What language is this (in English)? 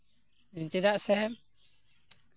Santali